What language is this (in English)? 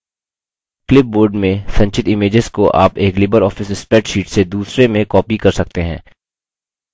Hindi